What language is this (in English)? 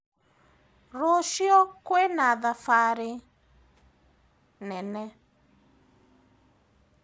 Kikuyu